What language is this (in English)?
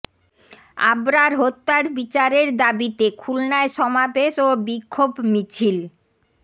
Bangla